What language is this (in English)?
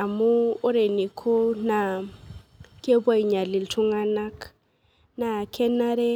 Masai